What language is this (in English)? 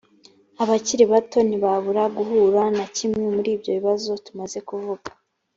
Kinyarwanda